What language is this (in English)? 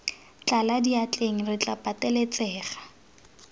Tswana